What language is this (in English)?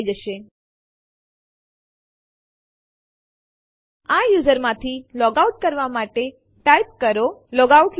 Gujarati